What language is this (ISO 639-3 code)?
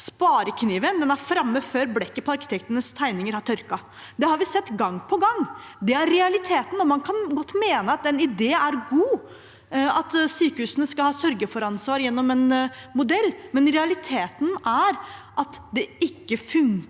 nor